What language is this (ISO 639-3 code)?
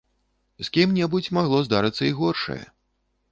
bel